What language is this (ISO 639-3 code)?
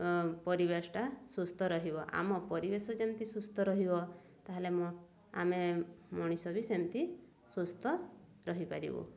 ori